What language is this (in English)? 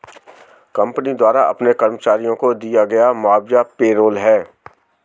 Hindi